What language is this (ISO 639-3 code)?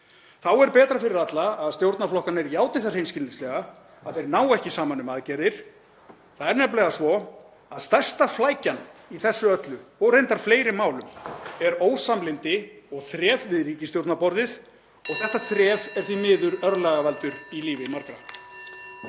isl